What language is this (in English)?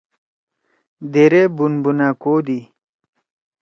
Torwali